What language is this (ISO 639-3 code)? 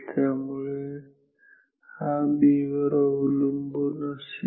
mar